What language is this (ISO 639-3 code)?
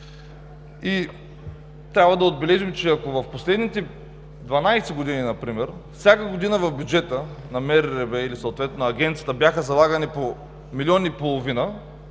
bul